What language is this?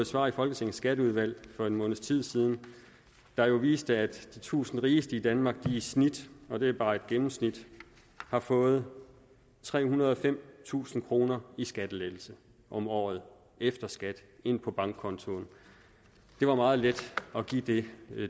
Danish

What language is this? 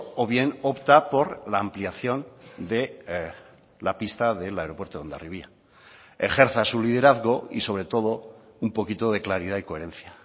Spanish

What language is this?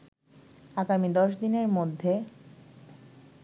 Bangla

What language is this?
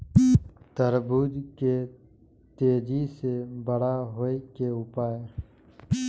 Maithili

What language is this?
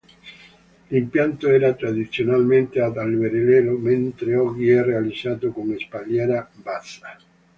Italian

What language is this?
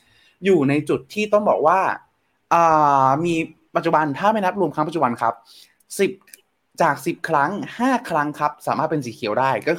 Thai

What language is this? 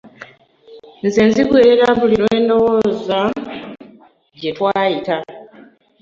Ganda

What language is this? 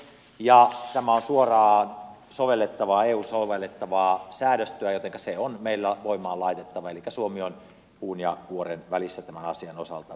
Finnish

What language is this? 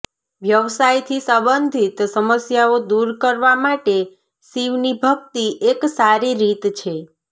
Gujarati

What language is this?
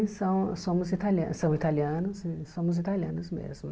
Portuguese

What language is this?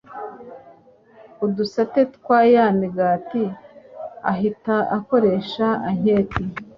Kinyarwanda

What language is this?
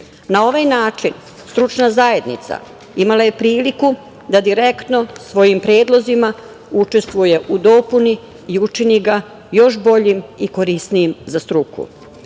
Serbian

